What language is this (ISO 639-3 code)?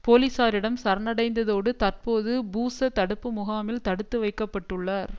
tam